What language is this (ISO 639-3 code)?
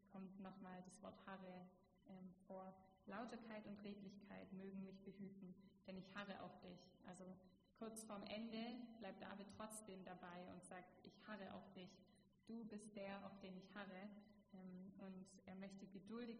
deu